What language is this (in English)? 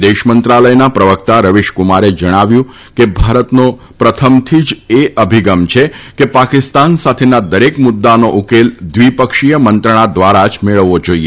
Gujarati